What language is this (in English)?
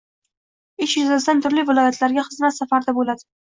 Uzbek